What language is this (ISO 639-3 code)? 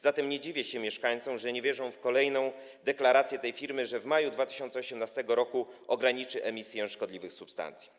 pol